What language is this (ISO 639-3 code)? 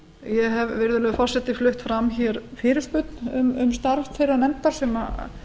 isl